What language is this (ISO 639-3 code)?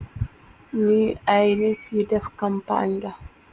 wol